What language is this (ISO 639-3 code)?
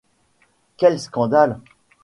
fra